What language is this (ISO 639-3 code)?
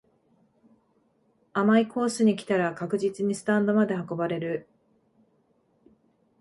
jpn